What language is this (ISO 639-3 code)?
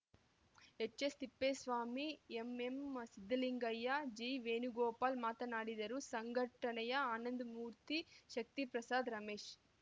kan